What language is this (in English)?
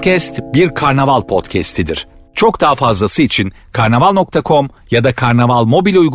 Turkish